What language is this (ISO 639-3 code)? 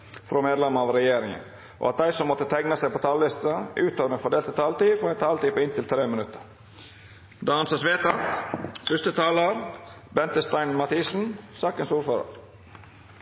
nno